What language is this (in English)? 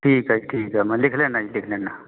Punjabi